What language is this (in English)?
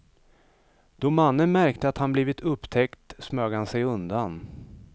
Swedish